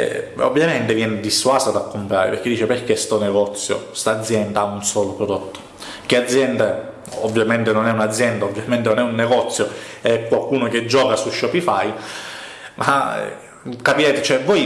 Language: Italian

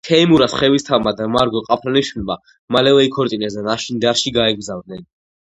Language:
Georgian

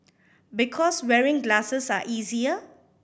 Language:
English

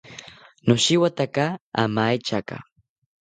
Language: South Ucayali Ashéninka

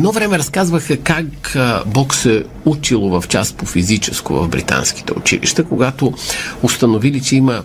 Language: Bulgarian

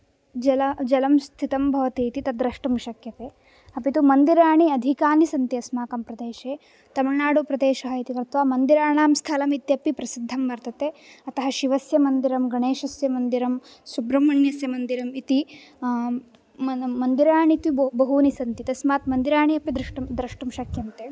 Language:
Sanskrit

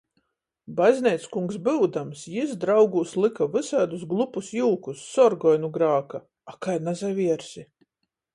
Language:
Latgalian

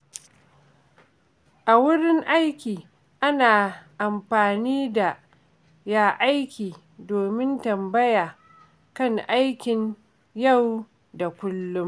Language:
Hausa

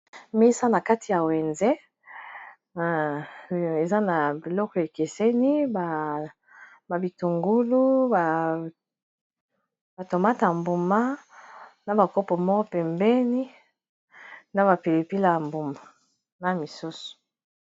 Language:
Lingala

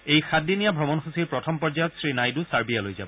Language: Assamese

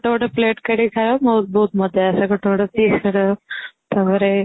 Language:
Odia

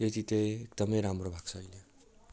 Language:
Nepali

